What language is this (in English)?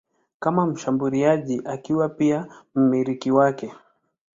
Swahili